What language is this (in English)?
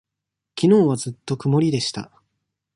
Japanese